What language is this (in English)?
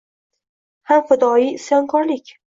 Uzbek